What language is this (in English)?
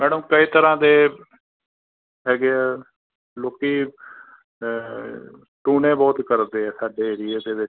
Punjabi